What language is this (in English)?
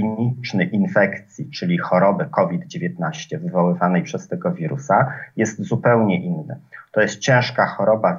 Polish